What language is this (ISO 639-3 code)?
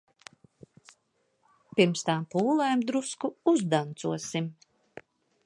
lav